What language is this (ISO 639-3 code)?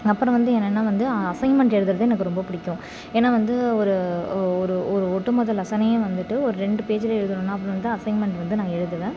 tam